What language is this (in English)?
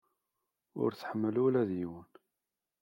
Kabyle